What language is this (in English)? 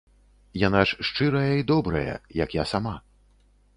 Belarusian